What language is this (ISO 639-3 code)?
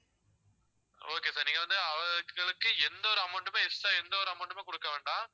tam